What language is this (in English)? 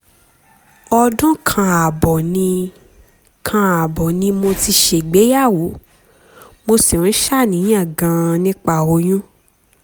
Yoruba